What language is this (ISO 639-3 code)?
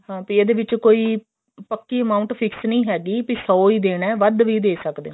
pan